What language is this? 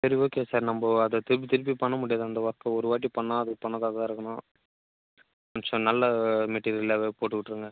Tamil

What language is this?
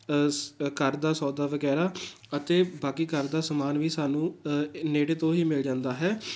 Punjabi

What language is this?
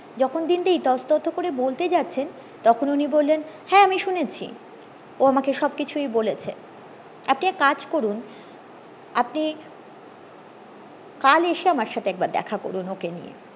Bangla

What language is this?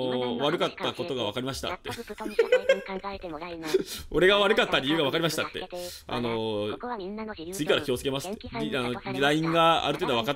Japanese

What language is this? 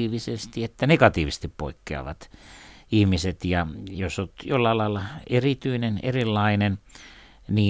Finnish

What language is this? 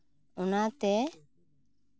Santali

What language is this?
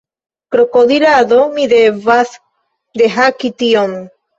Esperanto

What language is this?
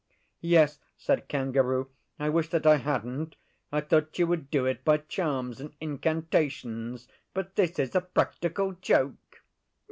English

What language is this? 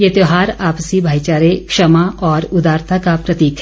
Hindi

